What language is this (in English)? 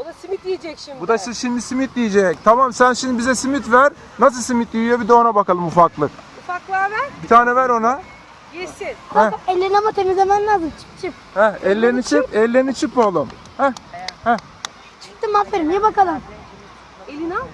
Turkish